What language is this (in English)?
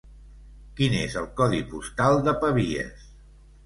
Catalan